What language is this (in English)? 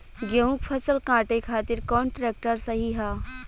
Bhojpuri